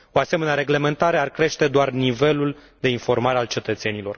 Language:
Romanian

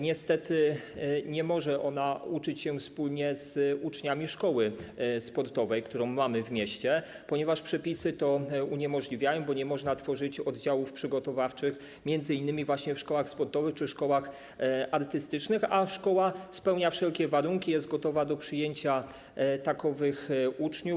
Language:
Polish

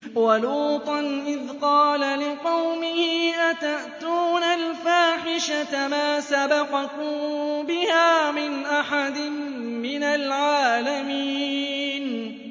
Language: Arabic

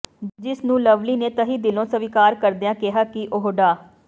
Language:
Punjabi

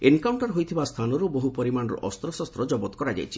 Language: Odia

